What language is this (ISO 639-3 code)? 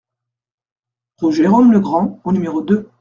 fra